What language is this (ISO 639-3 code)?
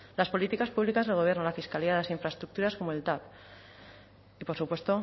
spa